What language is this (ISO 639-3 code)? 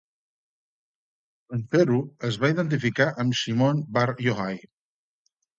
cat